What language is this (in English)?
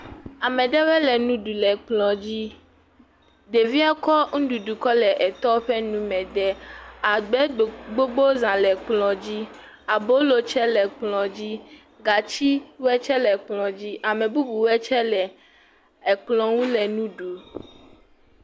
Ewe